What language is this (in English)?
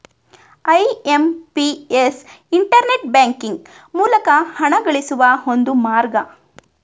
Kannada